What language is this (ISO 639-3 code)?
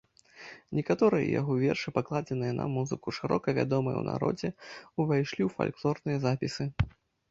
bel